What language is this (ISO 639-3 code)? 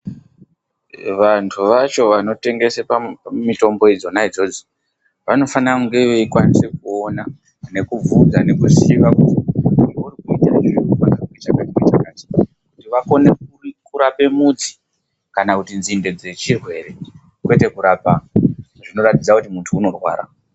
ndc